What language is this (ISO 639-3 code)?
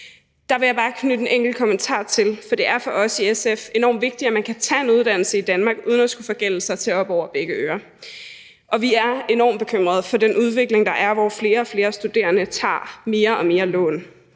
dan